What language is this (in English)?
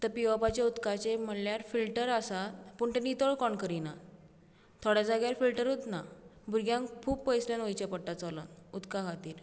Konkani